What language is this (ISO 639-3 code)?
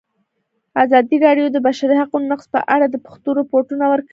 pus